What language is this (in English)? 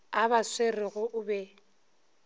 Northern Sotho